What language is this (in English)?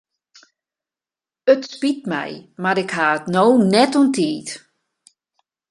Western Frisian